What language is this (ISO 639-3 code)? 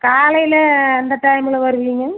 tam